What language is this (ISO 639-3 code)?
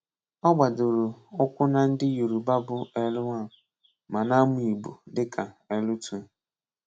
ibo